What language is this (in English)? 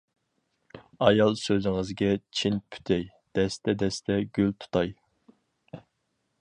Uyghur